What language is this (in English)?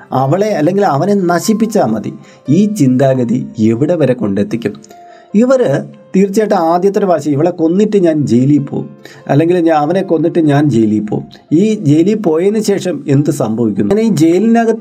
Malayalam